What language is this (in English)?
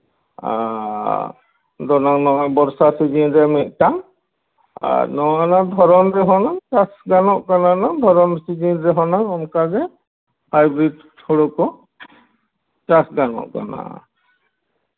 Santali